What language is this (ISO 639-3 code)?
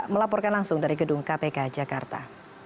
ind